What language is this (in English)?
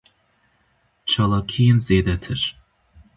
Kurdish